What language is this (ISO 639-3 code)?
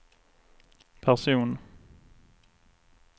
swe